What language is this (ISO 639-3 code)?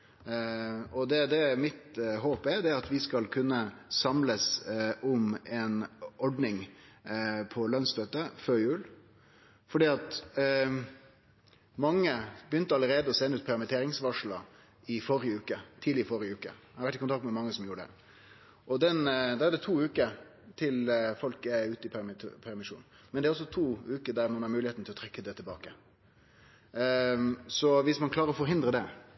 nno